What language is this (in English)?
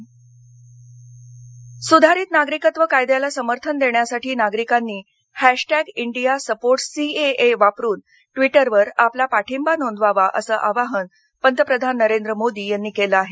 Marathi